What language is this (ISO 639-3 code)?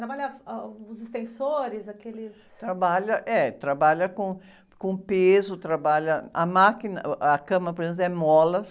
por